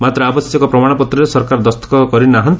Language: Odia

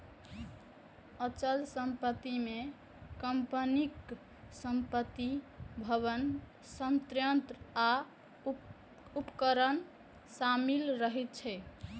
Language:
Maithili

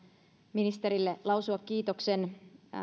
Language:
Finnish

